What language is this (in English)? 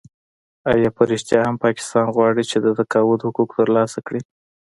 Pashto